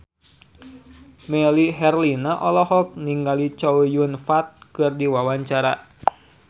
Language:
Sundanese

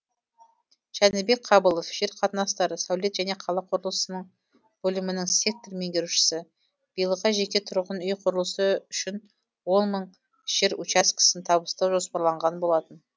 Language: Kazakh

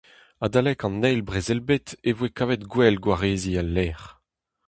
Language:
Breton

